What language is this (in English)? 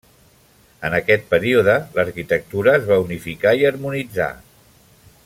Catalan